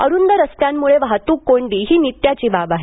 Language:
Marathi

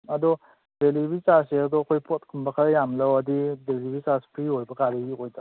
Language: Manipuri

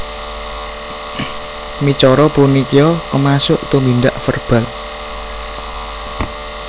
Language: Javanese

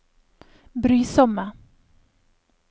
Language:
Norwegian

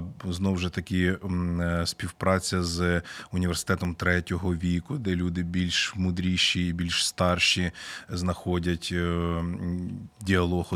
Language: Ukrainian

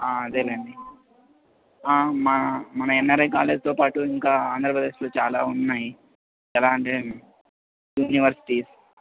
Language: Telugu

